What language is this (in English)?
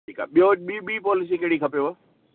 Sindhi